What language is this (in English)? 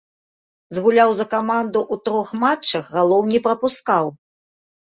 Belarusian